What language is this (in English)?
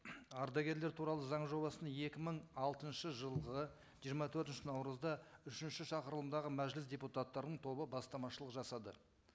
Kazakh